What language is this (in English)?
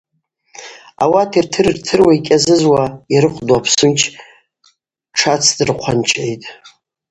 Abaza